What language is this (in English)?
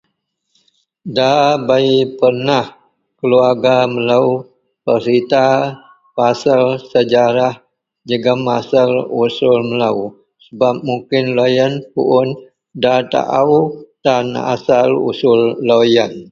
Central Melanau